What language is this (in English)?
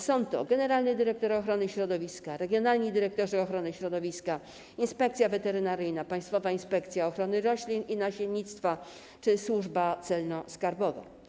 Polish